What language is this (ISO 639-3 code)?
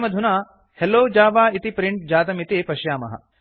san